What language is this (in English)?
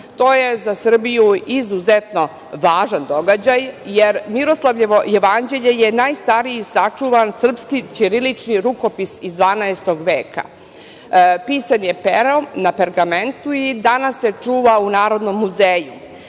Serbian